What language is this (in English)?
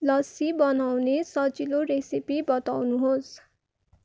Nepali